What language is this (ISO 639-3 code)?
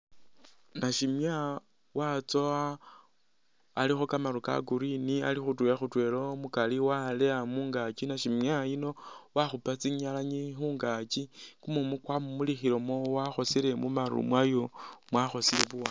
myx